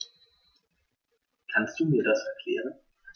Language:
German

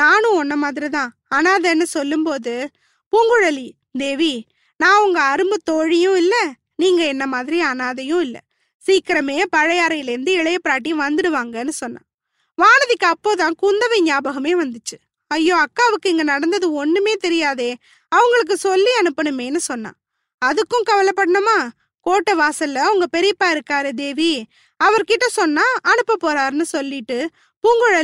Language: Tamil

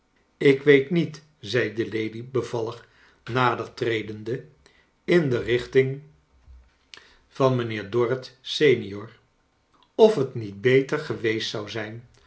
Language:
Dutch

